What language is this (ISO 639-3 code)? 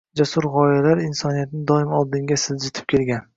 uzb